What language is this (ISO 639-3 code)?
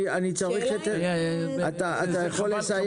heb